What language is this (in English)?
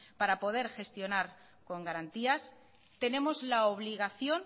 Spanish